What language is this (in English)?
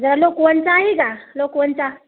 Marathi